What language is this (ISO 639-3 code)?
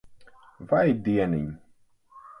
lav